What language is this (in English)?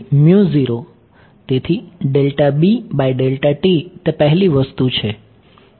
Gujarati